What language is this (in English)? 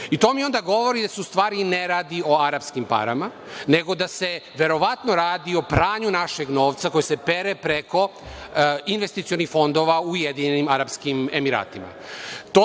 Serbian